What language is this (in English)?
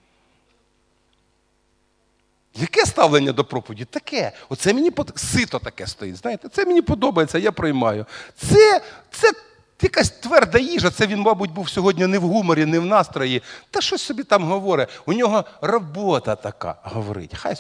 Russian